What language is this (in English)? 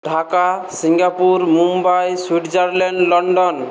Bangla